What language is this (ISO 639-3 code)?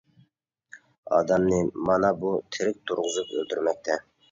uig